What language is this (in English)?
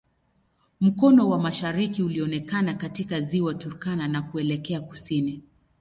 Swahili